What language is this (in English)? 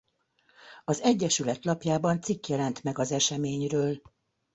Hungarian